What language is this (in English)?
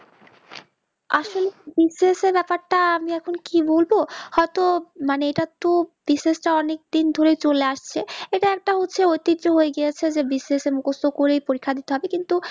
Bangla